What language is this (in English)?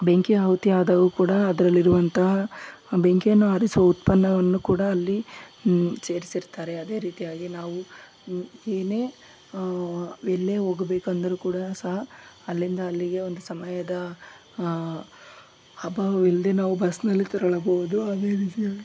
Kannada